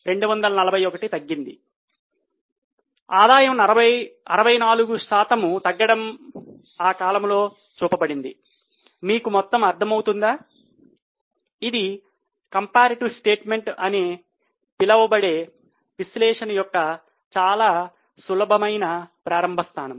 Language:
Telugu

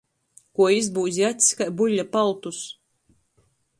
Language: Latgalian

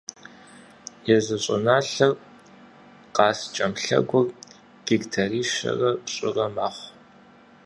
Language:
Kabardian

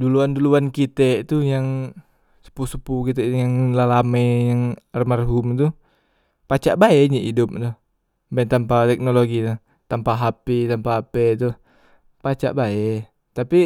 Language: Musi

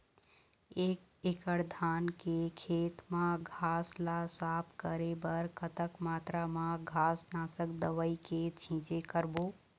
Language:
Chhattisgarhi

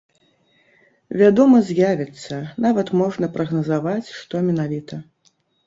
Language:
Belarusian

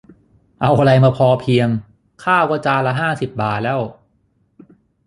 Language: Thai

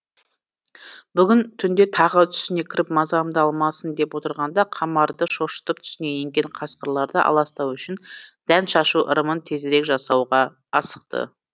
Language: Kazakh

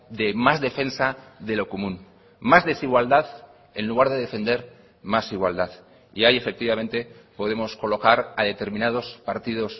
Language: Spanish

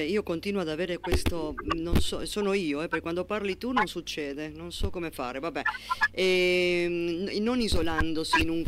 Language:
Italian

